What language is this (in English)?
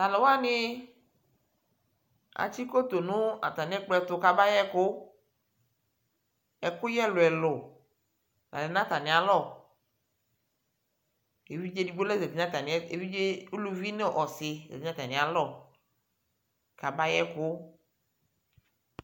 Ikposo